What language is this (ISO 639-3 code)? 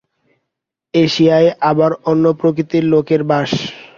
ben